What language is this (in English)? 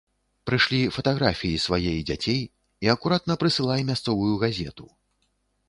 Belarusian